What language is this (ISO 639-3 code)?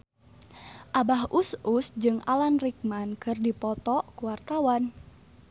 sun